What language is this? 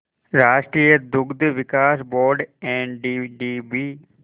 Hindi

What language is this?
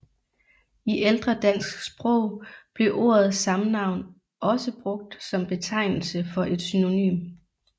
Danish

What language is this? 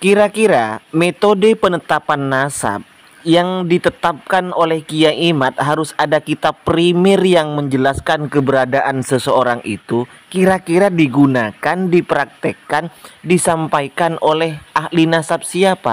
Indonesian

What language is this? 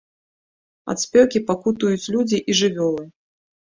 Belarusian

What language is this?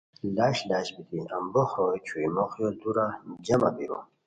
Khowar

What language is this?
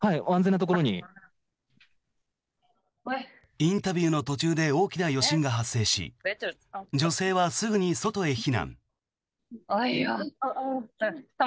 Japanese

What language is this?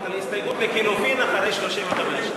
Hebrew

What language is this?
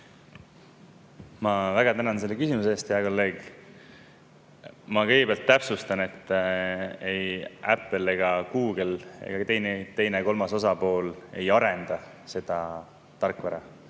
Estonian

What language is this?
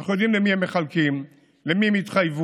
Hebrew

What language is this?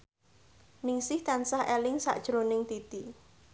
Javanese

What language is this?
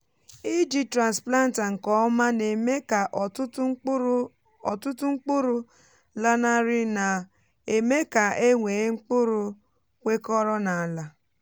Igbo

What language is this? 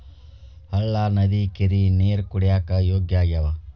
Kannada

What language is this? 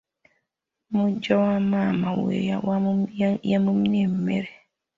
Ganda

